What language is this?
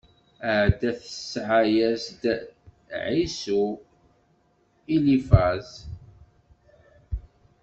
Kabyle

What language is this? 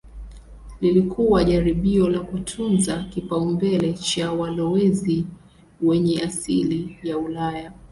Swahili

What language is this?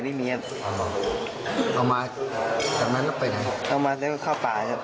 Thai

